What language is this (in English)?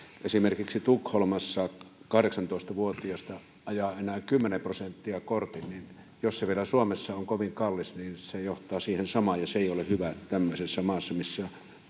Finnish